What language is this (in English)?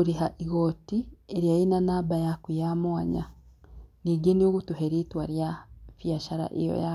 Kikuyu